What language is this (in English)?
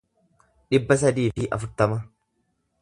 Oromo